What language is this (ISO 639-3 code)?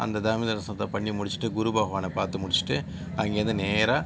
tam